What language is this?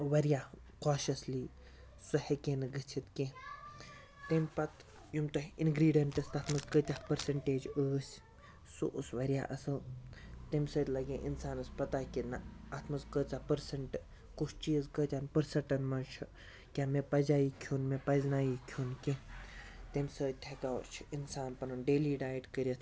Kashmiri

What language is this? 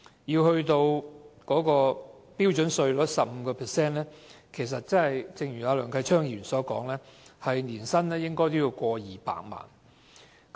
Cantonese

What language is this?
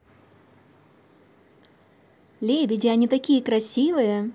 Russian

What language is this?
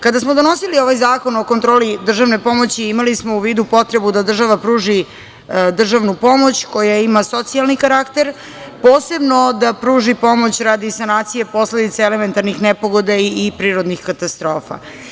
Serbian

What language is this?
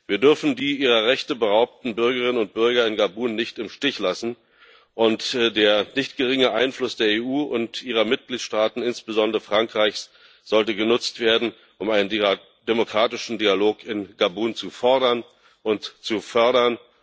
German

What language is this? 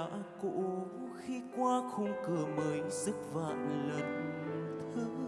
Vietnamese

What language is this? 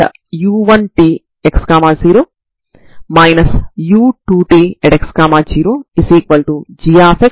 Telugu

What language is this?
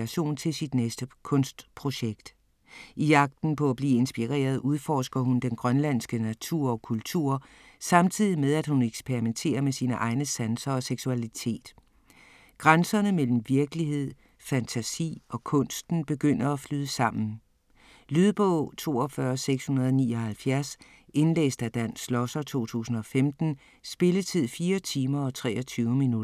Danish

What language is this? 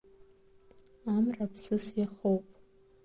Abkhazian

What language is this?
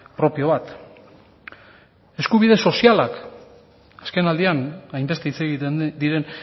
Basque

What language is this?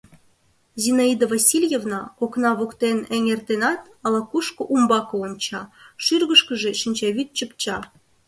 Mari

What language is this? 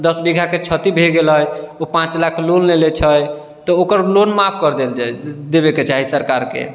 Maithili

